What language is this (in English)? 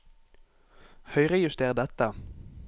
Norwegian